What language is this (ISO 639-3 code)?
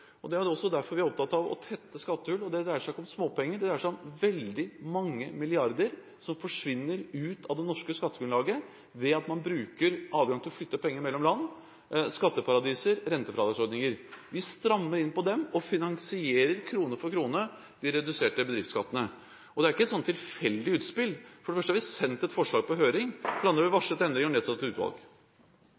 nob